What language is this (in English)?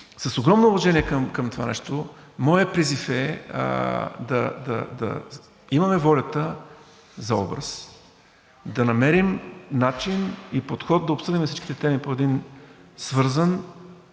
Bulgarian